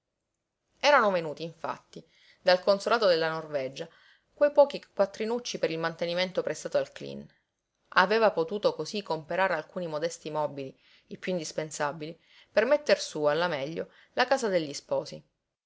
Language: Italian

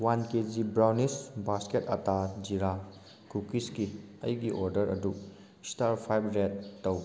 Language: Manipuri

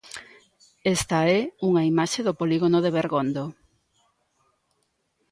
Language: Galician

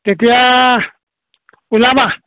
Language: Assamese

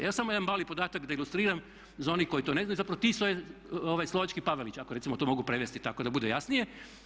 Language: Croatian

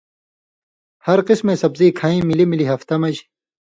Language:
Indus Kohistani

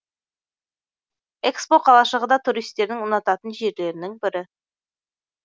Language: Kazakh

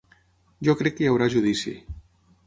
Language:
Catalan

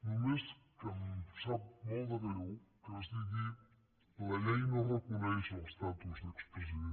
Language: Catalan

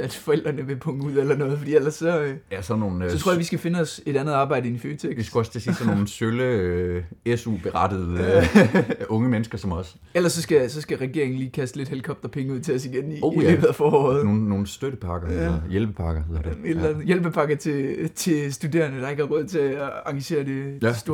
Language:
Danish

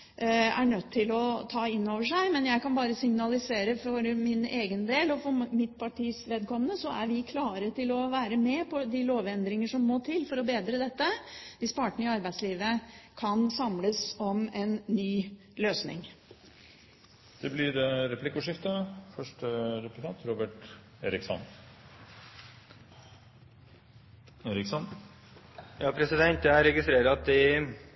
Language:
Norwegian Bokmål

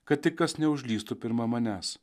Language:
Lithuanian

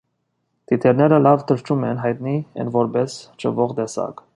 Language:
Armenian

